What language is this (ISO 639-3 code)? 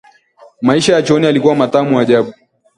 swa